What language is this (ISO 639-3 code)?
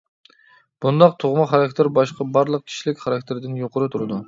uig